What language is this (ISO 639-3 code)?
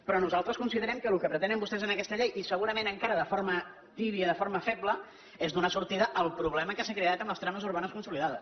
cat